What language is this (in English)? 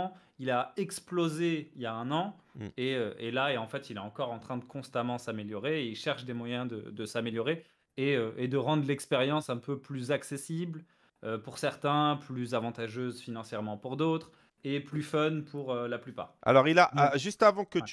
French